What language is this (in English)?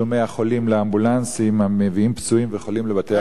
Hebrew